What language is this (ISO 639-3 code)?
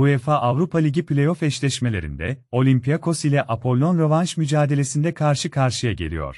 tur